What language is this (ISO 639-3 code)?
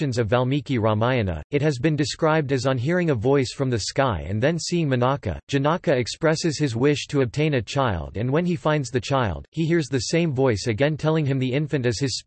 eng